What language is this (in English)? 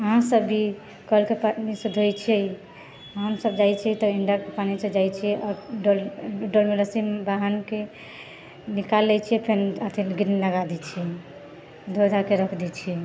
Maithili